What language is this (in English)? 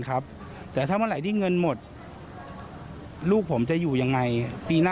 Thai